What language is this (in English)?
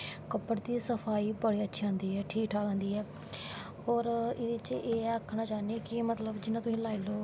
Dogri